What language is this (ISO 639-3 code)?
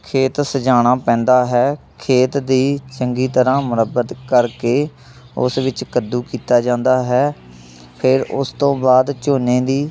pan